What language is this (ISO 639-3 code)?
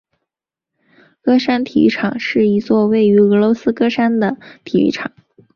zho